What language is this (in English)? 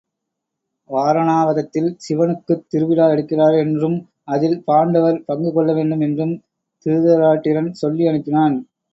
Tamil